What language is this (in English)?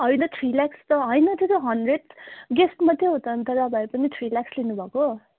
Nepali